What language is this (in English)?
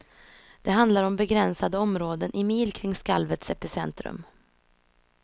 Swedish